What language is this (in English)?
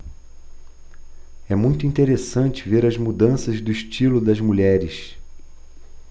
Portuguese